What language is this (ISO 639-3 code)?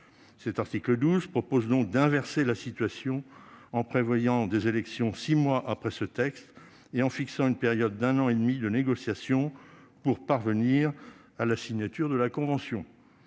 fra